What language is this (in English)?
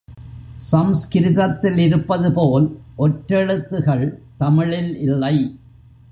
Tamil